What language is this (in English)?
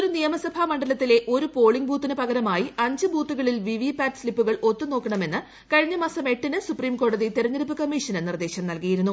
Malayalam